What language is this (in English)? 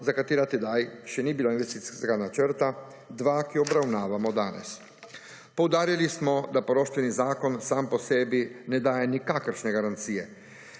Slovenian